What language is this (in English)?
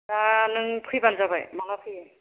Bodo